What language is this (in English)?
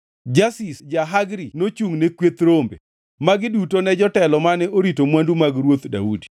Luo (Kenya and Tanzania)